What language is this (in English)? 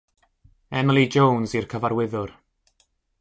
Welsh